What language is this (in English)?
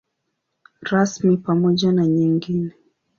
Swahili